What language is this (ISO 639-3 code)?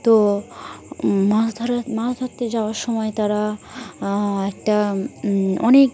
ben